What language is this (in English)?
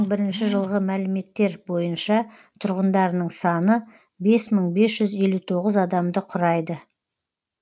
Kazakh